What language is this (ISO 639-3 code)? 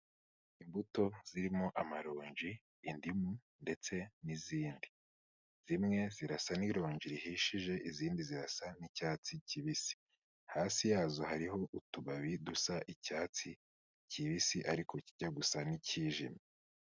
kin